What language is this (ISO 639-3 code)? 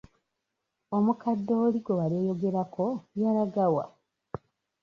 lug